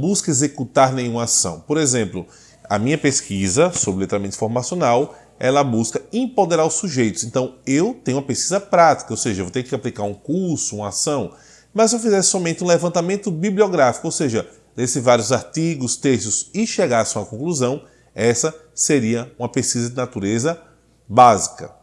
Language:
Portuguese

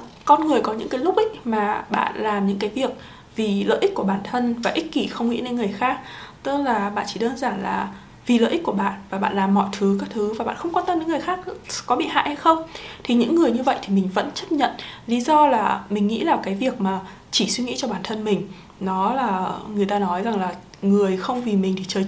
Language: Vietnamese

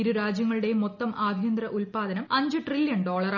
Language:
Malayalam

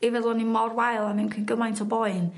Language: Welsh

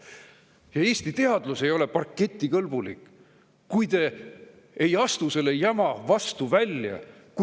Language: Estonian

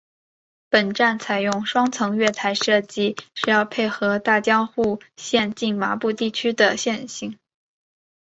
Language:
Chinese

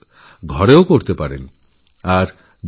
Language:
Bangla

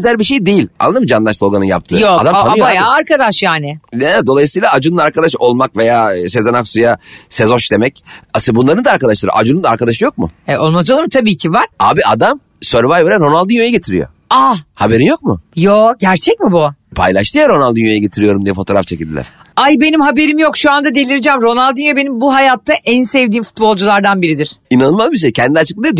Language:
Turkish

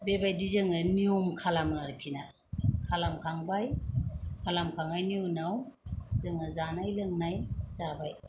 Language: Bodo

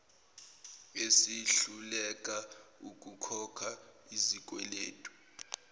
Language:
Zulu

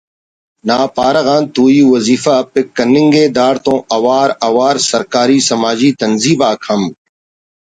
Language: Brahui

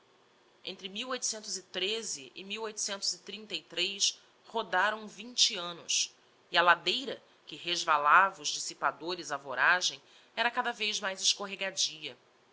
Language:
Portuguese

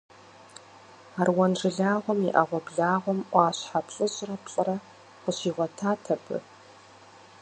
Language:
Kabardian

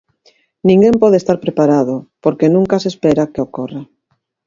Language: Galician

